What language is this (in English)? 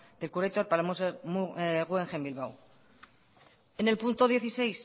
Spanish